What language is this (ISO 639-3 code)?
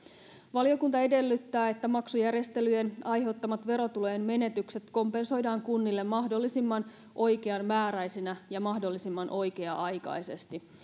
fin